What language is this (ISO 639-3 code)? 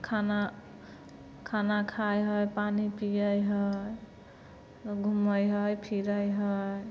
mai